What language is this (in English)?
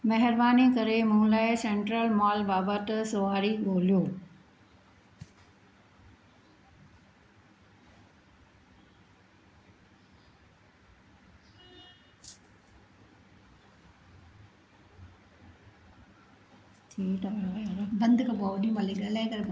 Sindhi